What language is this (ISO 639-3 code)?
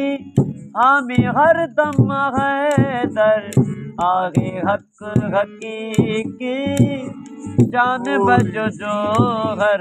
hin